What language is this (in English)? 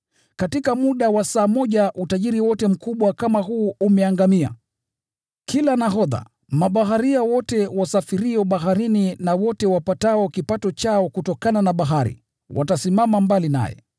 Swahili